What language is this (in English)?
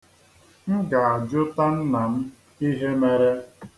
Igbo